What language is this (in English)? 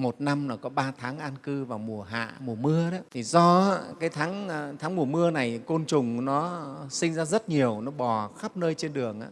Vietnamese